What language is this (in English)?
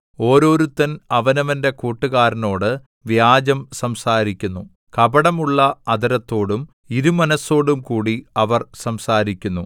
Malayalam